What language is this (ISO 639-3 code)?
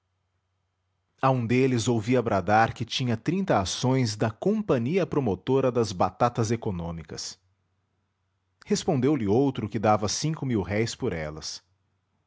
por